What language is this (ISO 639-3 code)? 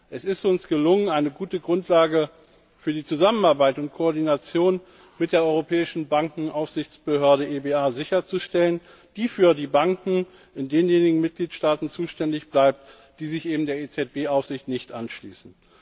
deu